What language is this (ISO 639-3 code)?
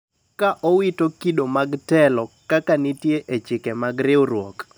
luo